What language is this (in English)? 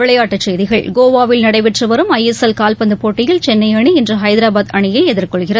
Tamil